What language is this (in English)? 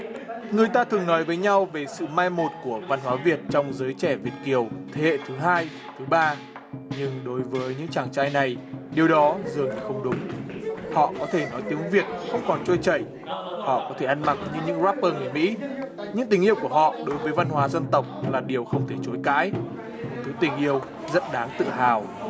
Vietnamese